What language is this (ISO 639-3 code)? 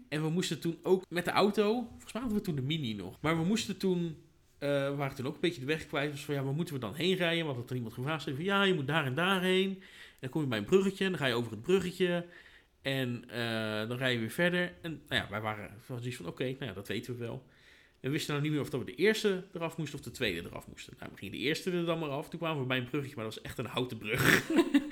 nld